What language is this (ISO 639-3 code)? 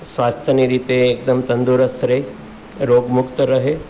guj